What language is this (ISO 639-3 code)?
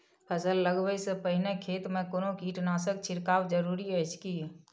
mai